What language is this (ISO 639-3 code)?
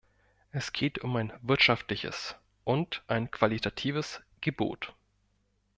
deu